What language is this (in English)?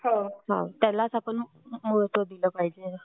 Marathi